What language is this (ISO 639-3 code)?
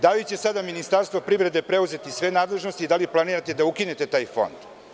srp